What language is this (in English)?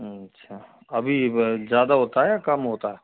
Hindi